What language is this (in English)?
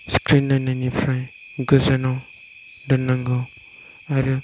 Bodo